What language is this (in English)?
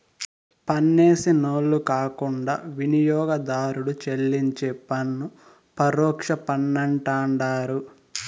Telugu